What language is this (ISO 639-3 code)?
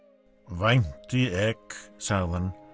isl